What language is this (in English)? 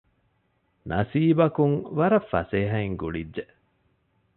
Divehi